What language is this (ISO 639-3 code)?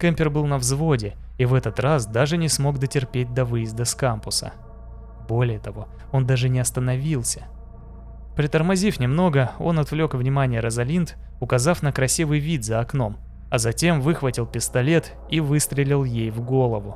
rus